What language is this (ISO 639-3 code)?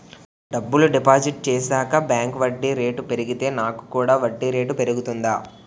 tel